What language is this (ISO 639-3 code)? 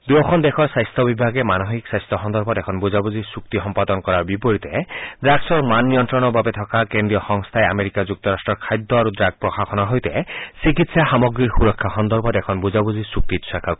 asm